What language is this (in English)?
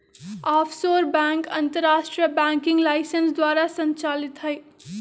Magahi